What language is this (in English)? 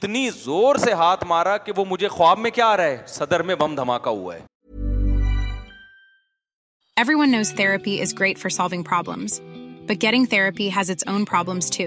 Urdu